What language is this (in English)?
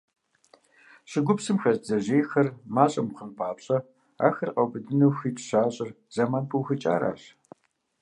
Kabardian